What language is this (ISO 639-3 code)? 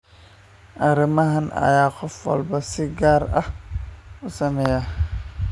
som